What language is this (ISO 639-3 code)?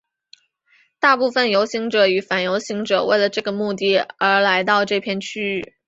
zho